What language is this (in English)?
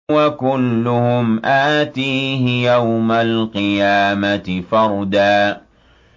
Arabic